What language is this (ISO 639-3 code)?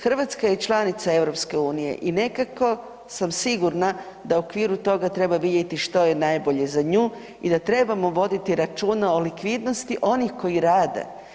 hrv